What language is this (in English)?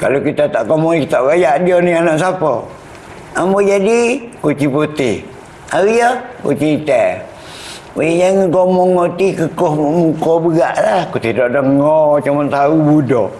Malay